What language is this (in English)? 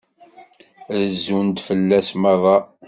Kabyle